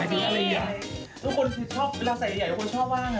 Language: Thai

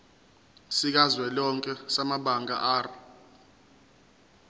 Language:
Zulu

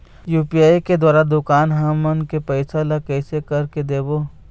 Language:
Chhattisgarhi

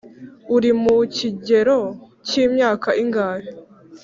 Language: Kinyarwanda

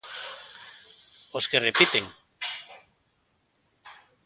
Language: Galician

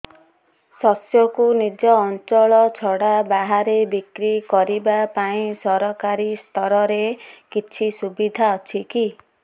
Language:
Odia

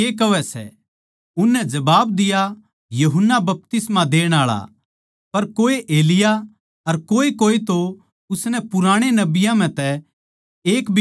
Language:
Haryanvi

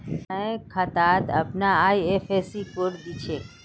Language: Magahi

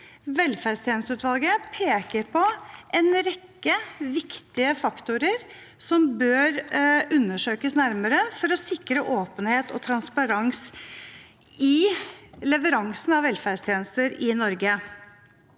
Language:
Norwegian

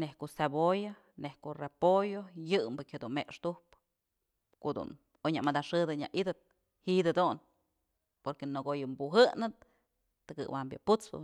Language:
Mazatlán Mixe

